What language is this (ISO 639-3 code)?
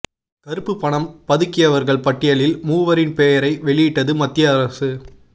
tam